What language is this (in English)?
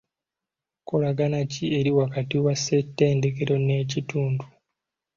Ganda